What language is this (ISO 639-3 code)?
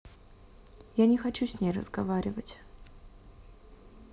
rus